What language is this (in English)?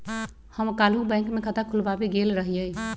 Magahi